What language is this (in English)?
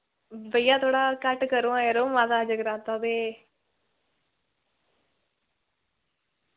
Dogri